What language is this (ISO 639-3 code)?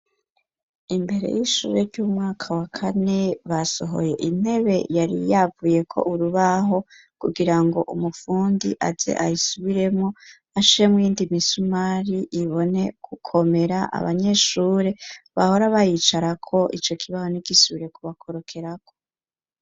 run